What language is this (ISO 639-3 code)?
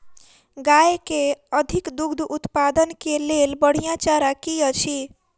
mai